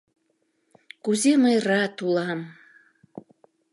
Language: Mari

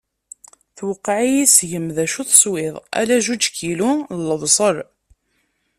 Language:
Kabyle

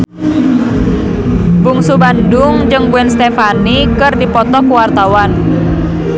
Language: Sundanese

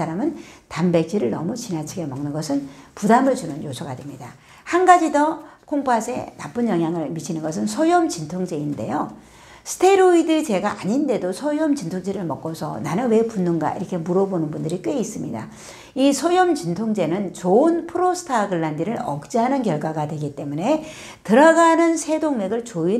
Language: Korean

